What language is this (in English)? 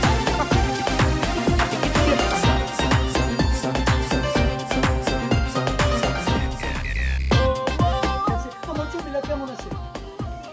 Bangla